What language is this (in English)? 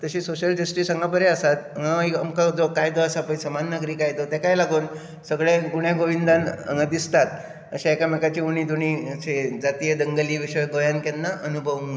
Konkani